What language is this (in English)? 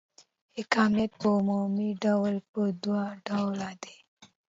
Pashto